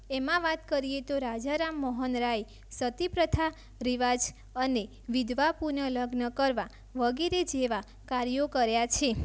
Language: Gujarati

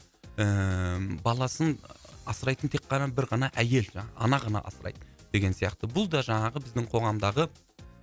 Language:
Kazakh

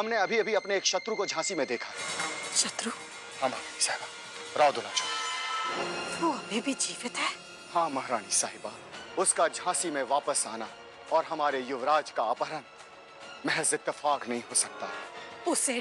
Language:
Hindi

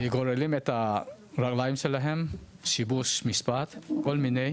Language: Hebrew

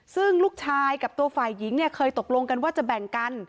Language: Thai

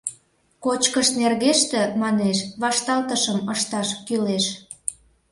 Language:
Mari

